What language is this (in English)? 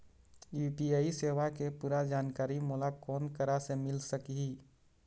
Chhattisgarhi